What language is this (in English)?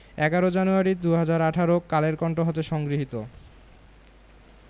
Bangla